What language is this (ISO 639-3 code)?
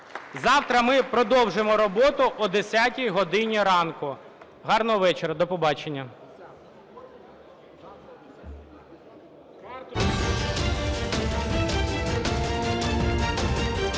ukr